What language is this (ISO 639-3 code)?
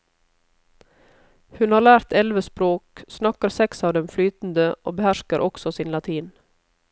nor